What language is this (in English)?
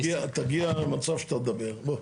Hebrew